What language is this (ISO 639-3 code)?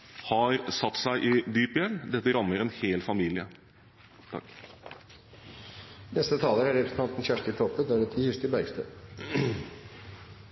nor